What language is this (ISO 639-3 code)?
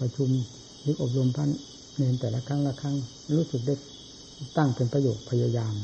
tha